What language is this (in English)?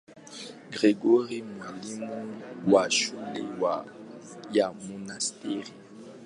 Swahili